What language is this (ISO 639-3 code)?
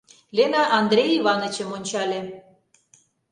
chm